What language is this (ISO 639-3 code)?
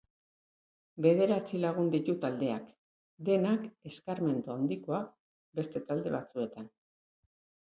eus